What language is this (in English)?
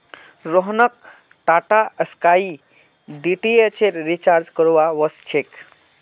Magahi